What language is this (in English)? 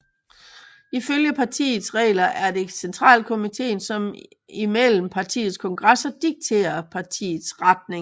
Danish